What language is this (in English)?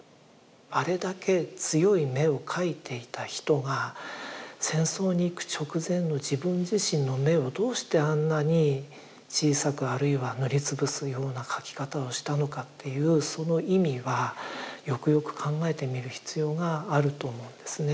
Japanese